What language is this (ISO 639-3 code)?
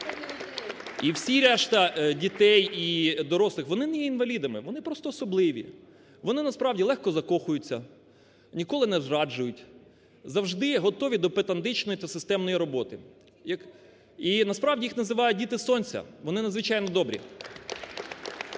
ukr